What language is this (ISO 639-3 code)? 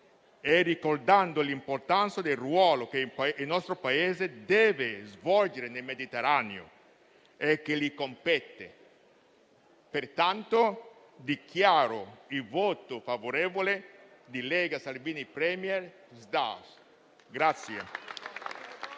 ita